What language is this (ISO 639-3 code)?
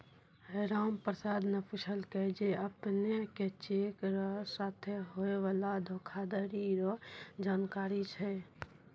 mai